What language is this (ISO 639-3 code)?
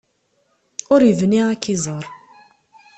kab